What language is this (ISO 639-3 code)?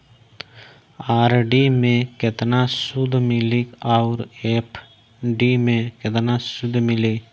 bho